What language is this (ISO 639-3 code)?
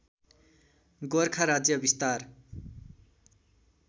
nep